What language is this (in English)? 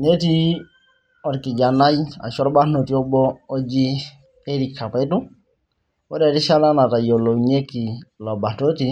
Masai